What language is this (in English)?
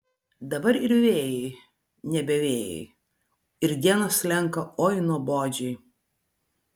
Lithuanian